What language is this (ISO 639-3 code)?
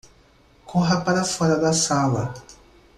por